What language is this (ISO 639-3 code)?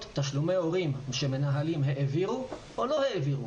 heb